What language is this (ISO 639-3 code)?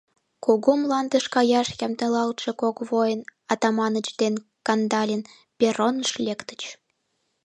chm